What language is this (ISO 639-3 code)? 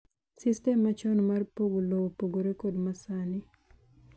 luo